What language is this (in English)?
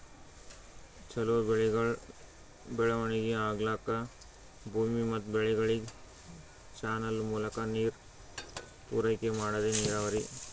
Kannada